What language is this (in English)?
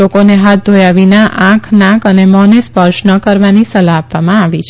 Gujarati